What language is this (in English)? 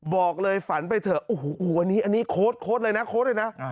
Thai